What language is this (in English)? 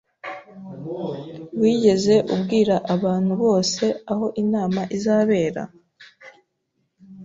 Kinyarwanda